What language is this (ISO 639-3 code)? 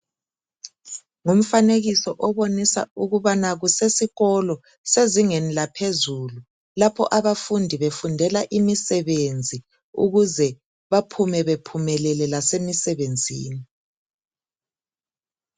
nde